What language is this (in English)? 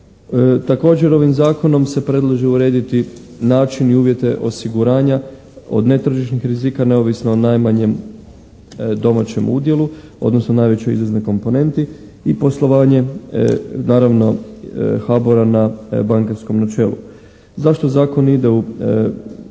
Croatian